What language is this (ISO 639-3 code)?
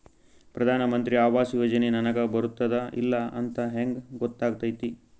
kan